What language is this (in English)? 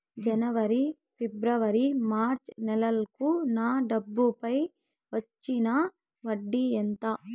Telugu